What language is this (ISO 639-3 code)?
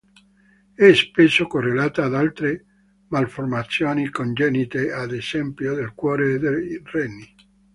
ita